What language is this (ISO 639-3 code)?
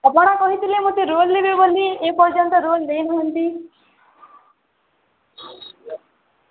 ori